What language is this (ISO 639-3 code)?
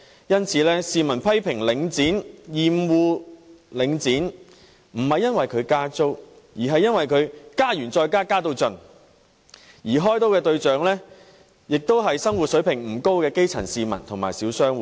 yue